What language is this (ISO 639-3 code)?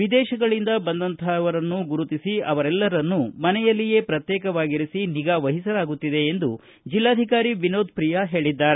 kan